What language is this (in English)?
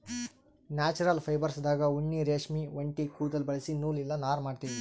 Kannada